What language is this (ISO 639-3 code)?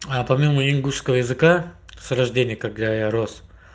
rus